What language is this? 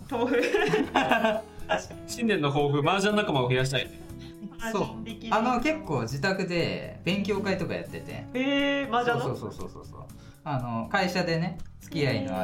Japanese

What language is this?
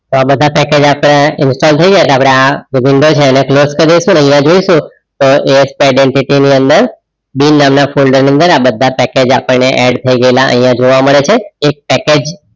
Gujarati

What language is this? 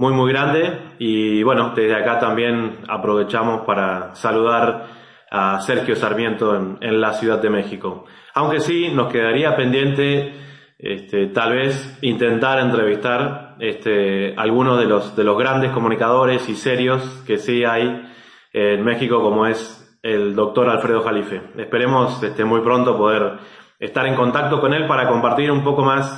Spanish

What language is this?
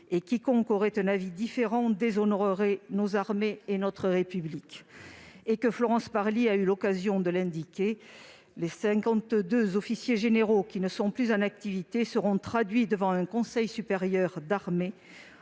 French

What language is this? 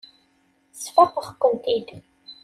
Kabyle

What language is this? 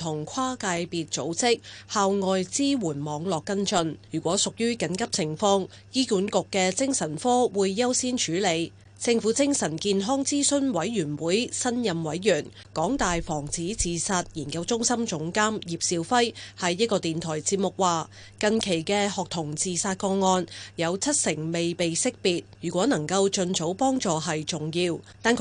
Chinese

